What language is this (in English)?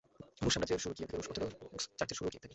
Bangla